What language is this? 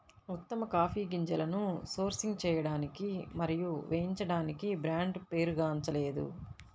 Telugu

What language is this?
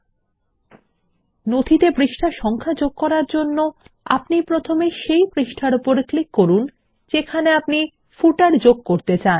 Bangla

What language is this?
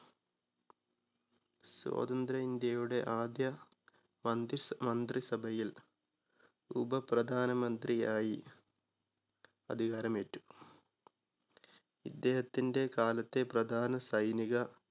Malayalam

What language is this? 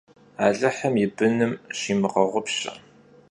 Kabardian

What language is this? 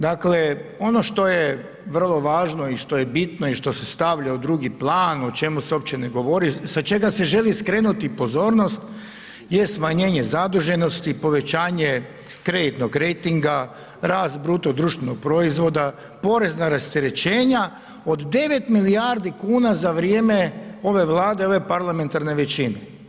Croatian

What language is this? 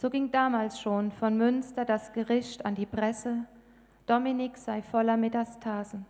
German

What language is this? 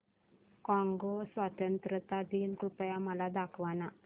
Marathi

